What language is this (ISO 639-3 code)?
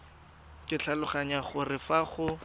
tsn